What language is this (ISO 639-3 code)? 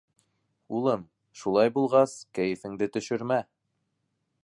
bak